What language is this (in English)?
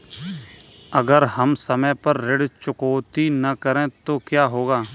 Hindi